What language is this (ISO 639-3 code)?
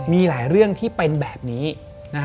tha